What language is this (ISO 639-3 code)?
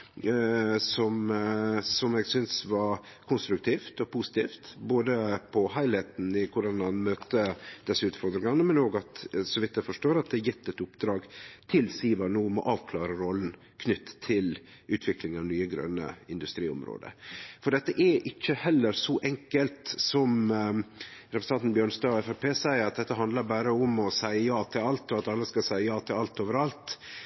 nno